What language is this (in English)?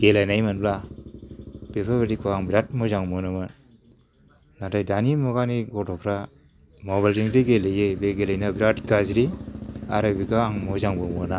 Bodo